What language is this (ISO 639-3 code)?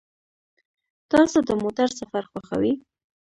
pus